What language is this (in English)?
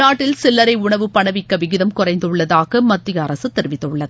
Tamil